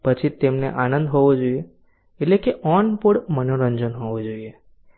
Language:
Gujarati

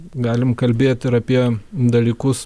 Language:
Lithuanian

